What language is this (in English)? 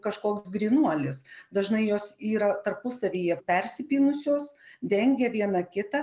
Lithuanian